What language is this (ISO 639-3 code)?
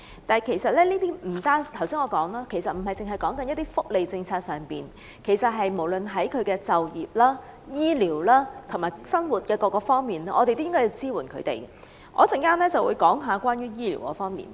yue